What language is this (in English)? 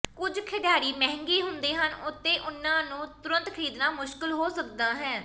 Punjabi